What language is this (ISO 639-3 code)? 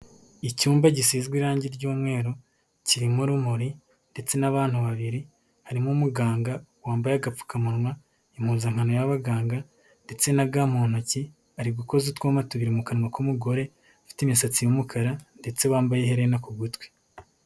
kin